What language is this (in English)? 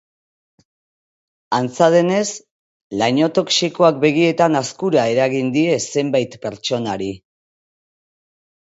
Basque